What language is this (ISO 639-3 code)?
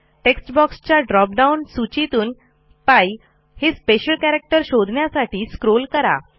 mar